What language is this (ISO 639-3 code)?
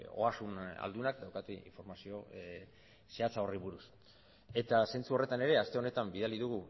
eus